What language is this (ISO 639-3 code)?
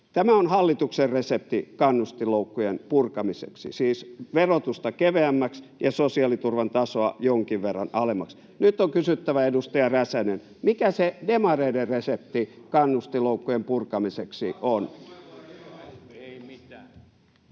fin